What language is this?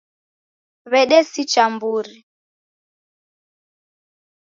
Taita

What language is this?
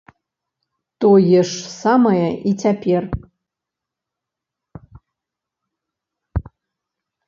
Belarusian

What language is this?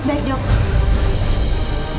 Indonesian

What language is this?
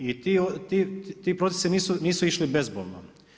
Croatian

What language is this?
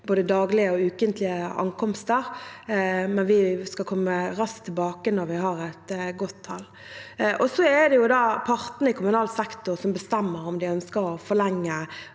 Norwegian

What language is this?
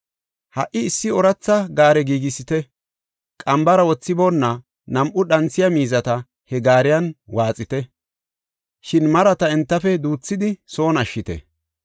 Gofa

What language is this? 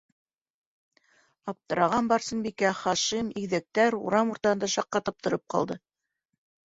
Bashkir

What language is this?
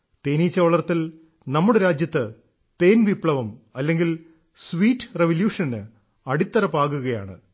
Malayalam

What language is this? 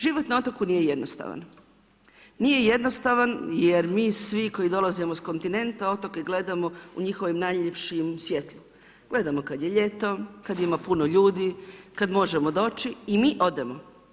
Croatian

